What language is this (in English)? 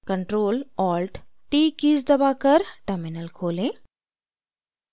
Hindi